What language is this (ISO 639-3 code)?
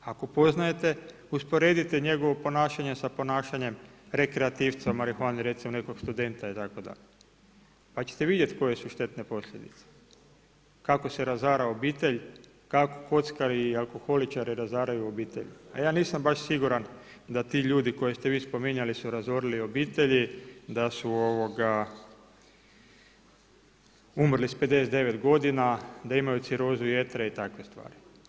hrv